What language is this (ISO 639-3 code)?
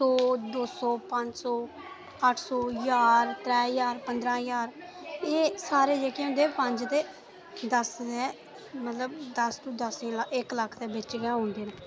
doi